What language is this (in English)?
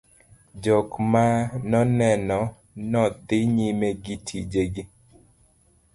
Luo (Kenya and Tanzania)